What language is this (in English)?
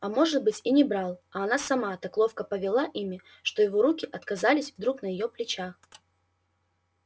Russian